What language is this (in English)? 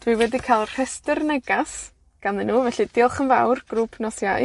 Welsh